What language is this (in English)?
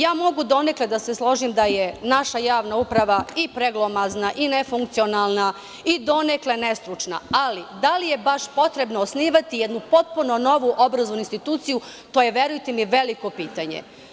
Serbian